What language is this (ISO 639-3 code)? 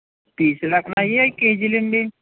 tel